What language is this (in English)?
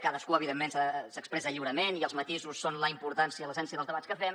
Catalan